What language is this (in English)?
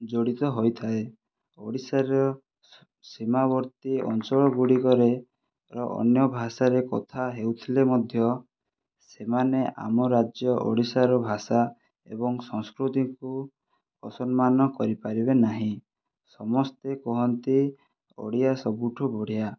Odia